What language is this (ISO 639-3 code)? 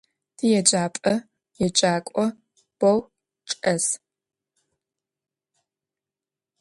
ady